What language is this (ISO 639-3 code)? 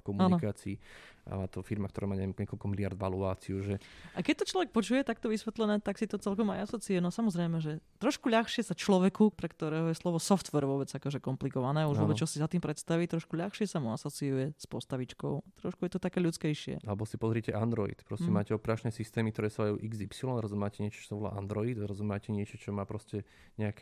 slk